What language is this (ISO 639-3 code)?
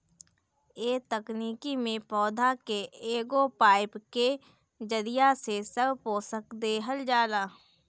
bho